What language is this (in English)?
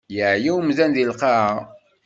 Kabyle